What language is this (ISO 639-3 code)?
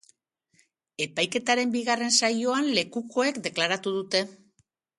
eus